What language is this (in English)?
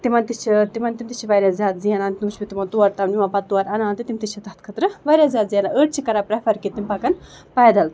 Kashmiri